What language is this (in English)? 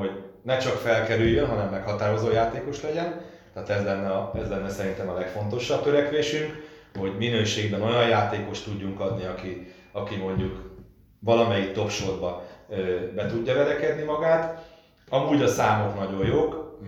Hungarian